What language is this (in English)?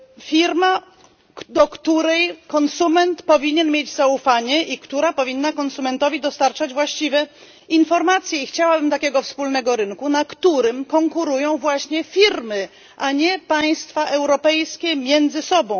Polish